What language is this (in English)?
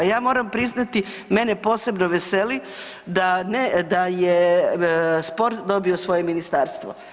Croatian